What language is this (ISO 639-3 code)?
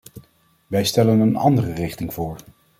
nld